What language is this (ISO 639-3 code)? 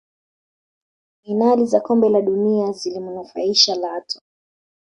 swa